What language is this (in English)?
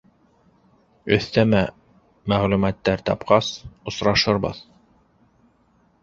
Bashkir